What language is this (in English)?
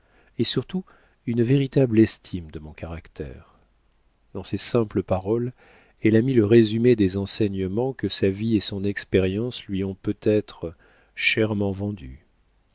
French